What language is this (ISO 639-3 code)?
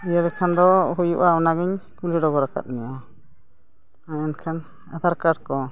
sat